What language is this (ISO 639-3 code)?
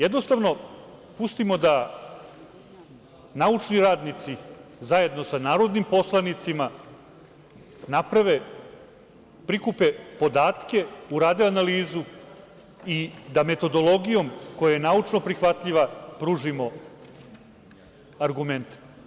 srp